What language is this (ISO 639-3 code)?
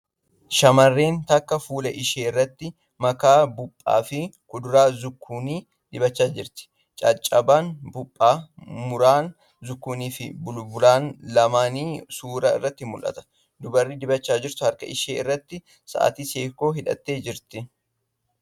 orm